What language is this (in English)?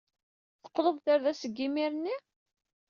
Kabyle